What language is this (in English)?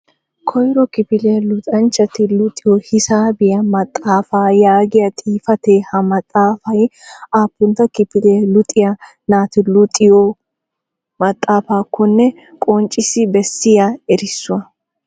Wolaytta